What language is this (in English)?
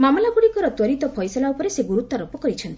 Odia